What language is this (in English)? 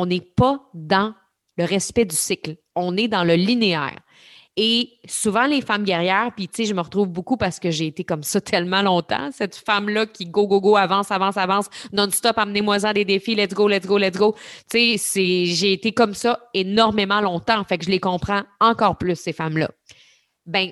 French